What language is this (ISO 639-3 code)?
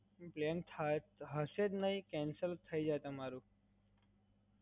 guj